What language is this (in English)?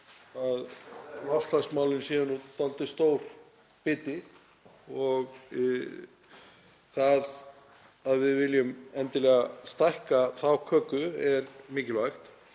Icelandic